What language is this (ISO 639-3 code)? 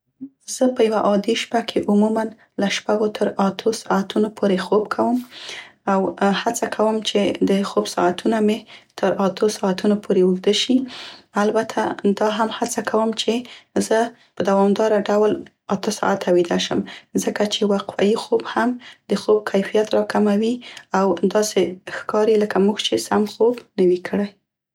pst